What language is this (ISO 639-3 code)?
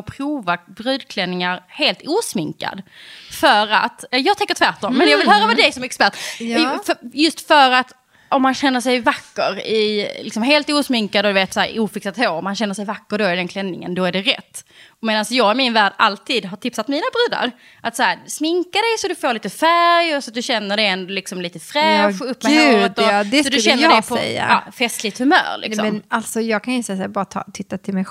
swe